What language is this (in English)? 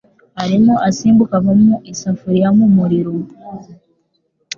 Kinyarwanda